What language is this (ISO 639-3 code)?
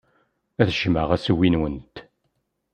kab